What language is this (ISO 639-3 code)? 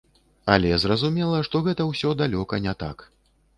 bel